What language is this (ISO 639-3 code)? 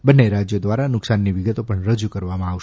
guj